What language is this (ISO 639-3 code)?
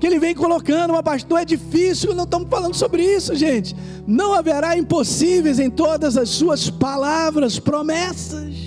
por